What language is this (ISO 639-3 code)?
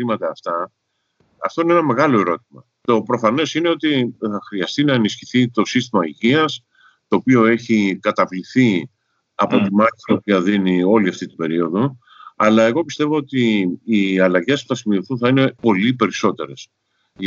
ell